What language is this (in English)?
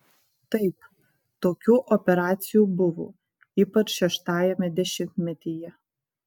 Lithuanian